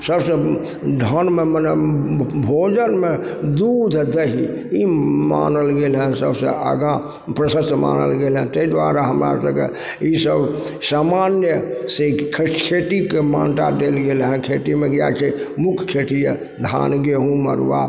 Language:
Maithili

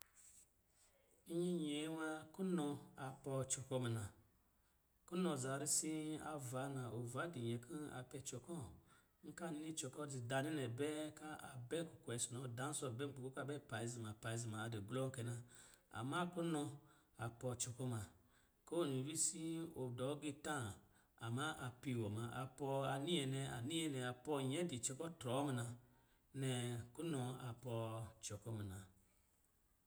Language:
Lijili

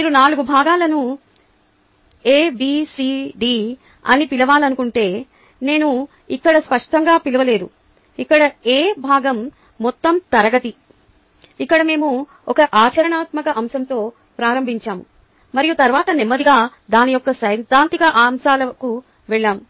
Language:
Telugu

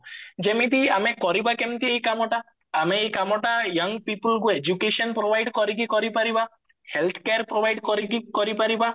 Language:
Odia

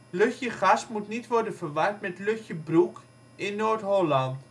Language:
Dutch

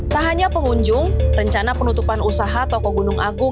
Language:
Indonesian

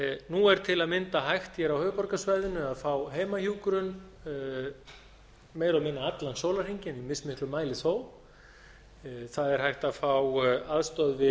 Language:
Icelandic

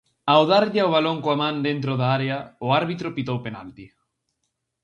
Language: Galician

